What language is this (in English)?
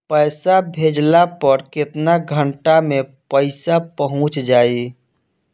Bhojpuri